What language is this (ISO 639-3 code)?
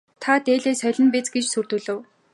mon